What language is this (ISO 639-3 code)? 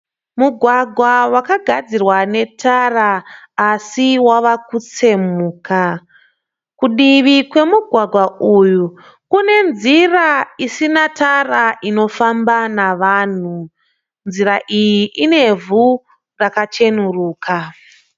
sna